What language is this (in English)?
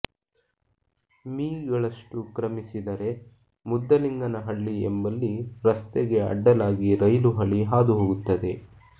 Kannada